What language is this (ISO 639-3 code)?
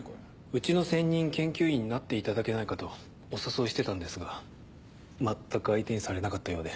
jpn